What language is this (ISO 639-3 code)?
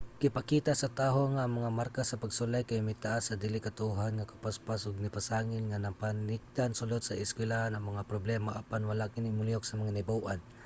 ceb